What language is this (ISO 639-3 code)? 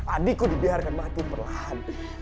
ind